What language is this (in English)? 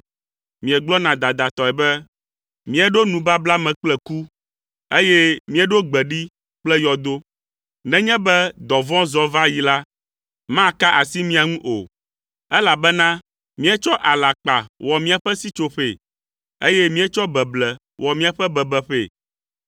Ewe